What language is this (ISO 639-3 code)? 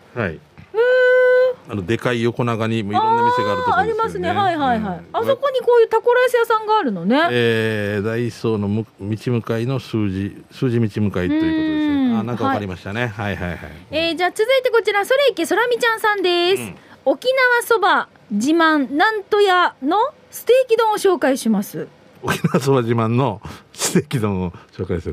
jpn